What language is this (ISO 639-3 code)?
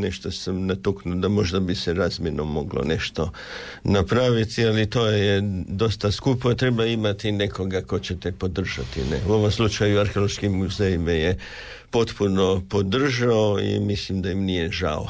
hrv